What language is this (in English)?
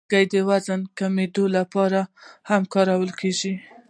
Pashto